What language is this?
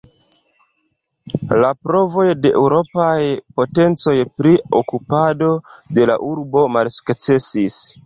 Esperanto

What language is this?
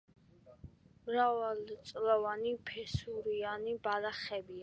Georgian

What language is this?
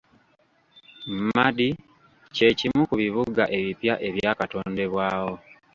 Ganda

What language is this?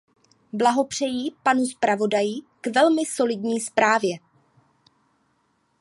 Czech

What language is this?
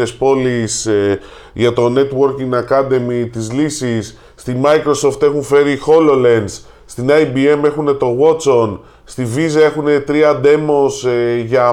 Greek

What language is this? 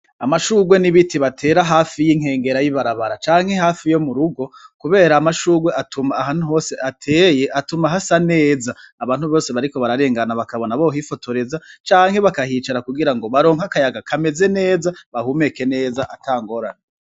Rundi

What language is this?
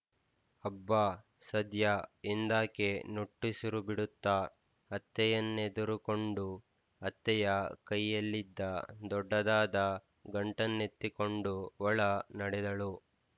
Kannada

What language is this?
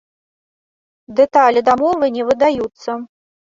Belarusian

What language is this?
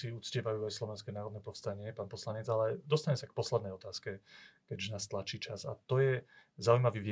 Slovak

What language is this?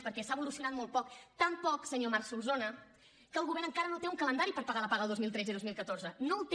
Catalan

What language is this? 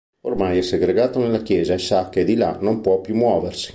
Italian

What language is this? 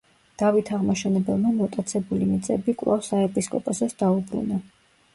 Georgian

